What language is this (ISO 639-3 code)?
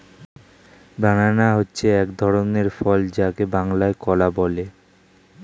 ben